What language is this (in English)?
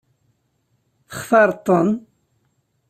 Kabyle